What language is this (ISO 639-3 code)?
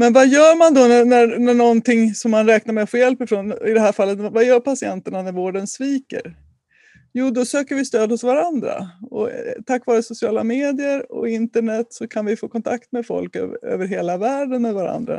swe